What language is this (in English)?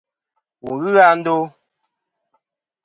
Kom